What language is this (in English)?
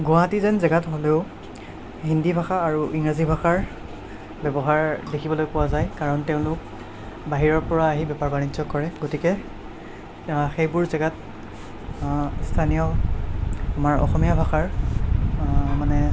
Assamese